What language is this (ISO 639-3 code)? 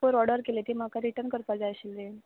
kok